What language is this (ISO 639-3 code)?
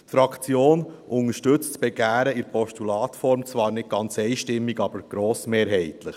gsw